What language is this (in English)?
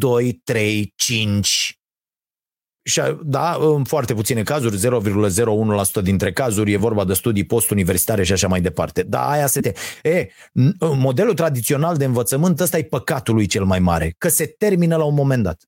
Romanian